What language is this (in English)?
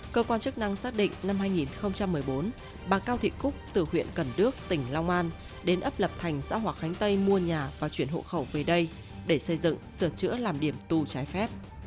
Vietnamese